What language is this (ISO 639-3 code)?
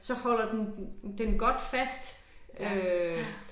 dan